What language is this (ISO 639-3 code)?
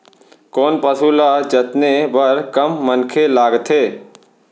hne